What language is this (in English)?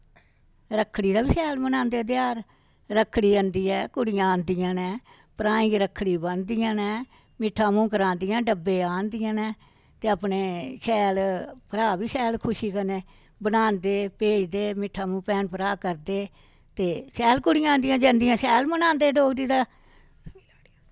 Dogri